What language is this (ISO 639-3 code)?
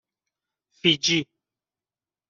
fas